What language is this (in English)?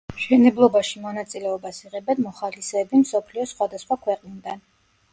Georgian